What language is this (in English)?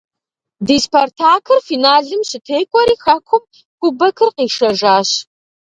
Kabardian